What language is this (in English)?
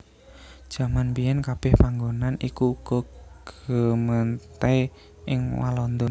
Javanese